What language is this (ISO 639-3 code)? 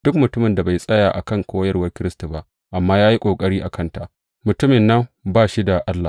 hau